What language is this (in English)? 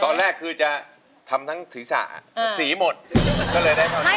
Thai